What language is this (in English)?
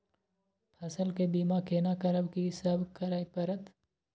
Maithili